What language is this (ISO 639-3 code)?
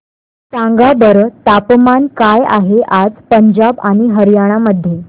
mar